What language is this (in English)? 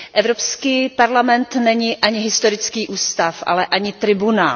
Czech